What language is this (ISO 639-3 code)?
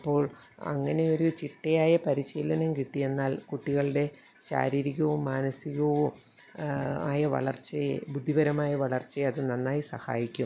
mal